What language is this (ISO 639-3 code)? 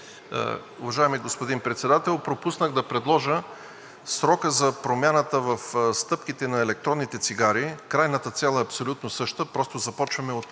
bul